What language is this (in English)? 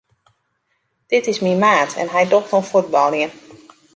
Western Frisian